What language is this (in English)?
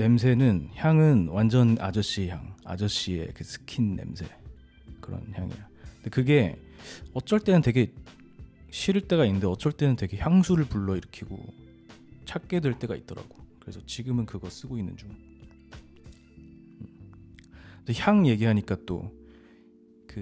Korean